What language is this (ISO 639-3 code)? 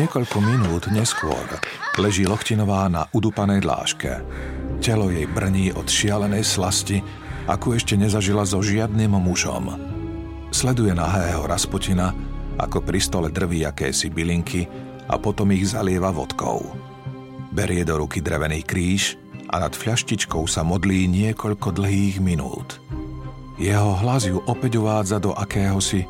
slk